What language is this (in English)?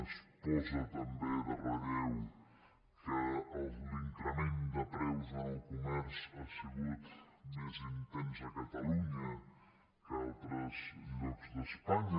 Catalan